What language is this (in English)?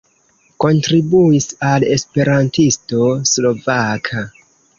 Esperanto